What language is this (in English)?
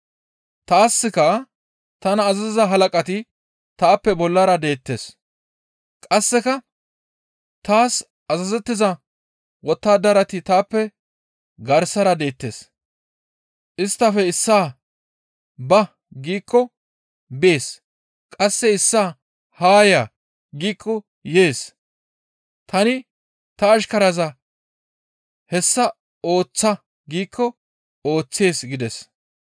Gamo